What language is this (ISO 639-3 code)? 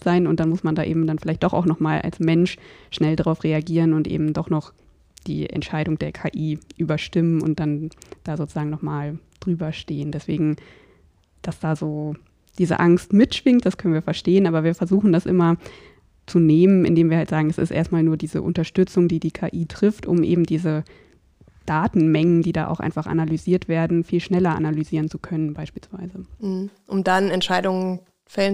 deu